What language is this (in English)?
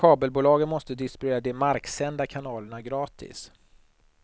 Swedish